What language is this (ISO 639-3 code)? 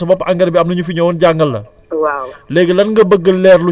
wol